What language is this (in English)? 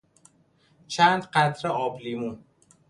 Persian